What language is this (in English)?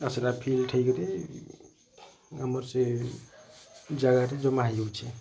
Odia